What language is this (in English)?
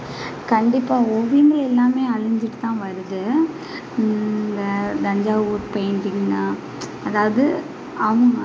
Tamil